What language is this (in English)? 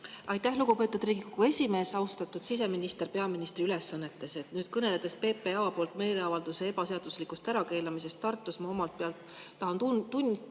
Estonian